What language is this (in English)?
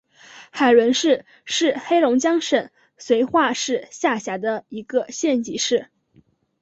Chinese